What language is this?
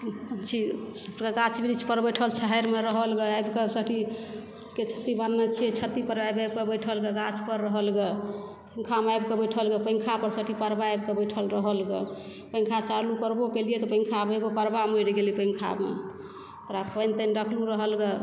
Maithili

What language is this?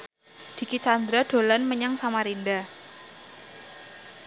Javanese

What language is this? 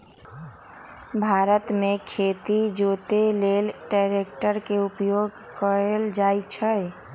Magahi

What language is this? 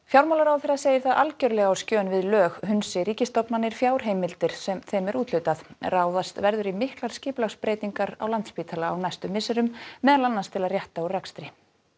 Icelandic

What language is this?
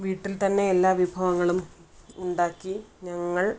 Malayalam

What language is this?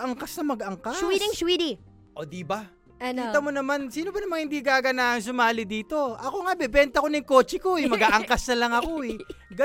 Filipino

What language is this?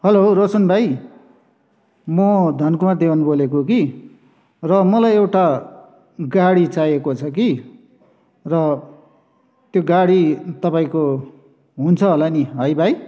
Nepali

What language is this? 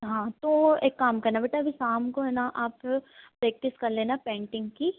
Hindi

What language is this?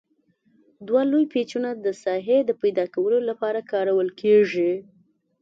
Pashto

